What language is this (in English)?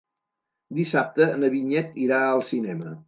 Catalan